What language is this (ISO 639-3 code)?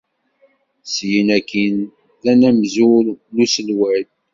kab